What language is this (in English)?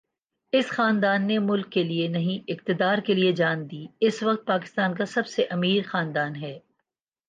Urdu